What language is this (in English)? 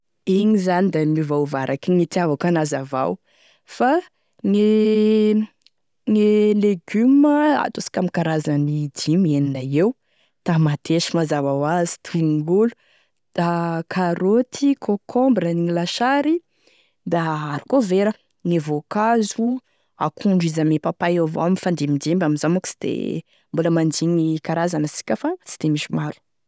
Tesaka Malagasy